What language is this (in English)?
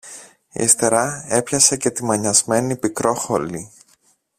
Greek